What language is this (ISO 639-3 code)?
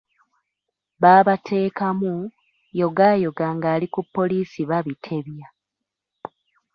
lug